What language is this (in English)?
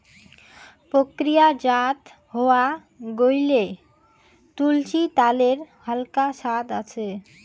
Bangla